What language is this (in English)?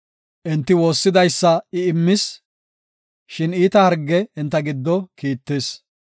Gofa